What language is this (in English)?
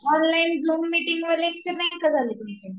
Marathi